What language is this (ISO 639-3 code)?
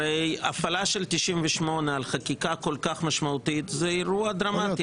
heb